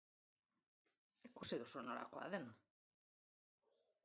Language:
Basque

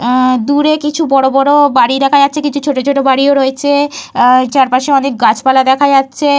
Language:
Bangla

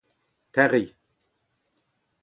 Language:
Breton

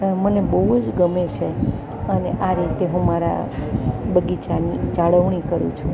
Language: Gujarati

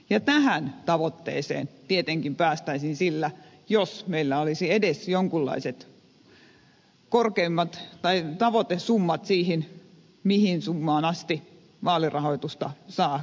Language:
Finnish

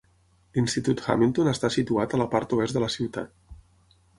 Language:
Catalan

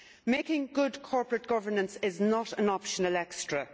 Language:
English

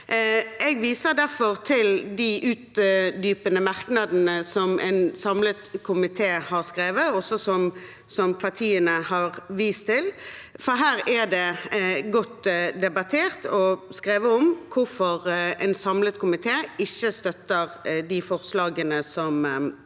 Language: Norwegian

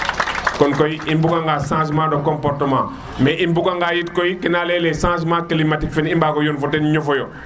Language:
Serer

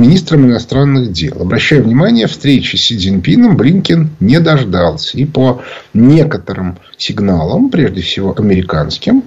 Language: Russian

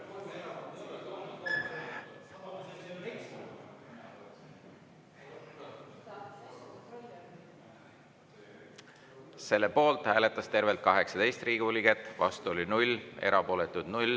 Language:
Estonian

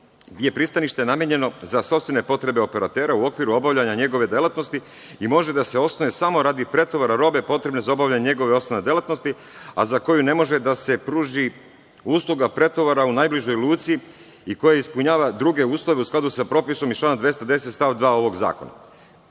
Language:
Serbian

